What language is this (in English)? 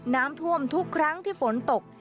Thai